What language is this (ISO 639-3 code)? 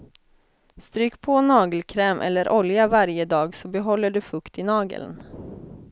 swe